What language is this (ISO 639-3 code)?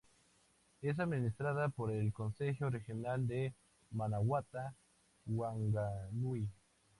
spa